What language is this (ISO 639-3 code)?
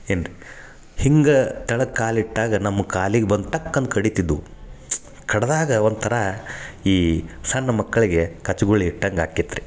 kan